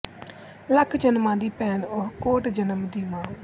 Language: Punjabi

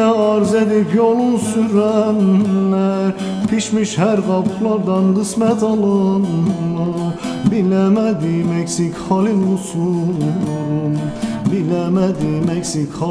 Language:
Turkish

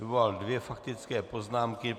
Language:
Czech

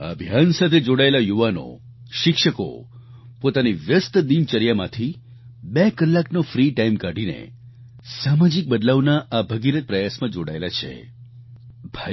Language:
Gujarati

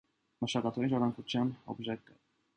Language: Armenian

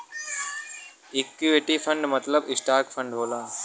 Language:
Bhojpuri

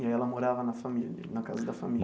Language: Portuguese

